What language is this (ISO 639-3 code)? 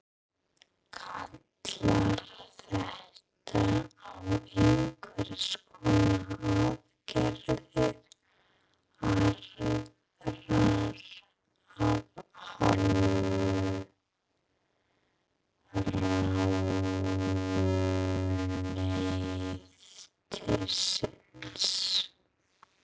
isl